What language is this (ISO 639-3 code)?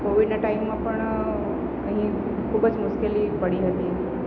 guj